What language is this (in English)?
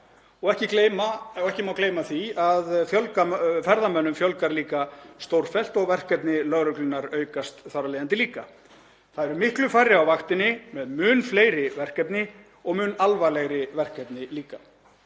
Icelandic